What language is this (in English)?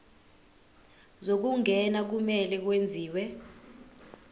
Zulu